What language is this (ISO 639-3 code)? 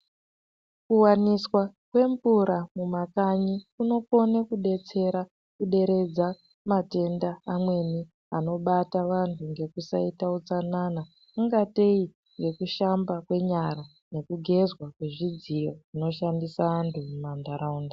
ndc